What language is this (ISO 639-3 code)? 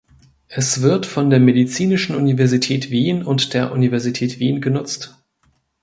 deu